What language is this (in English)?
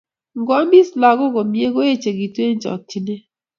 Kalenjin